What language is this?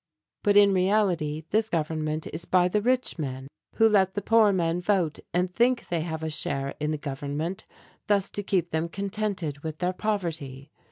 English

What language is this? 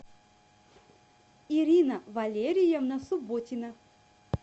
Russian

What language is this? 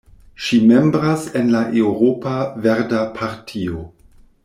Esperanto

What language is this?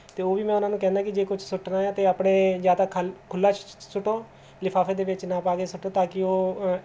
Punjabi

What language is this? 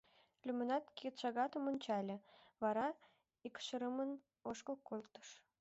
Mari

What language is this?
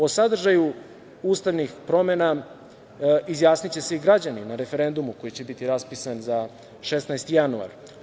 Serbian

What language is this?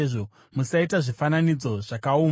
Shona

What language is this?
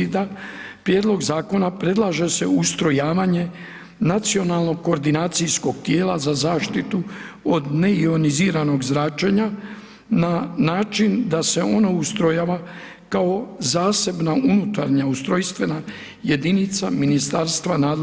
Croatian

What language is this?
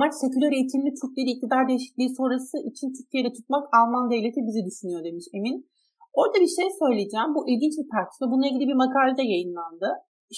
Turkish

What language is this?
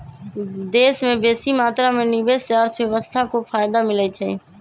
Magahi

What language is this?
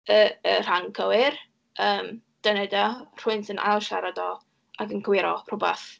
Welsh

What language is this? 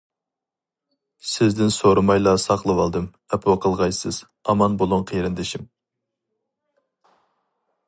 Uyghur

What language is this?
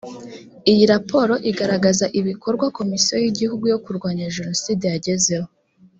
Kinyarwanda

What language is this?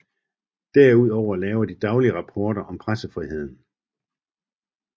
Danish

